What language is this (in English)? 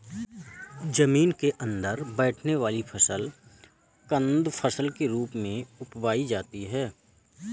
Hindi